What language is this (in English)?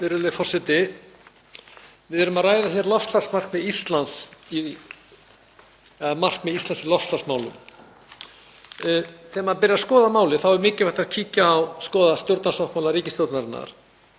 Icelandic